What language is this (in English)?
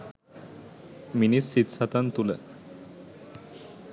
Sinhala